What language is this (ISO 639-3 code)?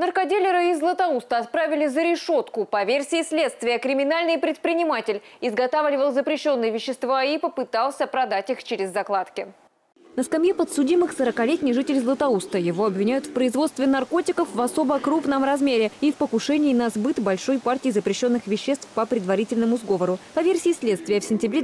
rus